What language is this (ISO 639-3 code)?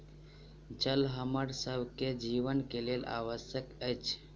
mai